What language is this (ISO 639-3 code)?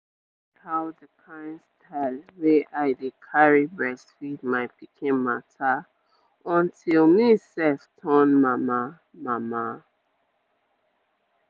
pcm